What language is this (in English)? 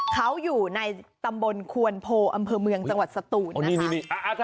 Thai